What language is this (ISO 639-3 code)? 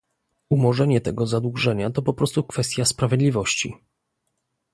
pol